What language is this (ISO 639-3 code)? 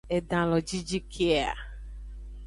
ajg